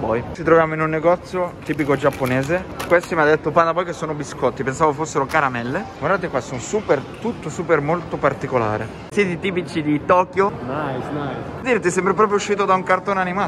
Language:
Italian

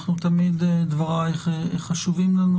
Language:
Hebrew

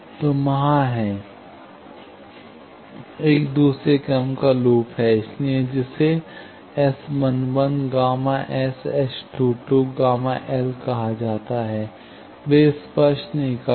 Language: Hindi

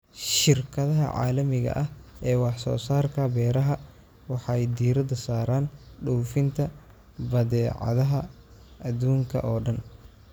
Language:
Somali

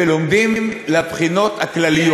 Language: Hebrew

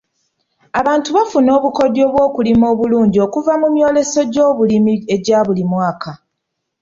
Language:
Ganda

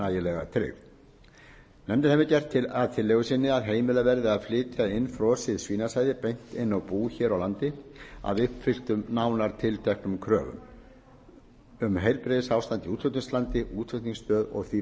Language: Icelandic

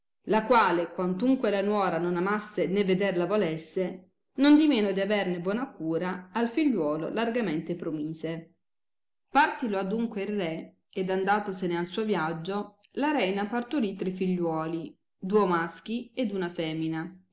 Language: Italian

